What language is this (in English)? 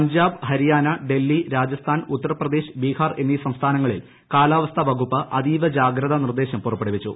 Malayalam